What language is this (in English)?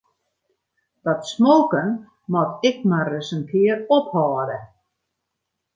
Western Frisian